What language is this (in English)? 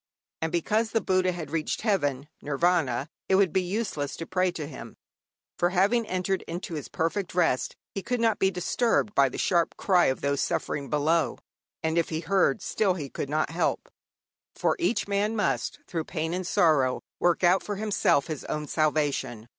English